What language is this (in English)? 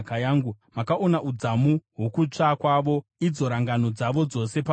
Shona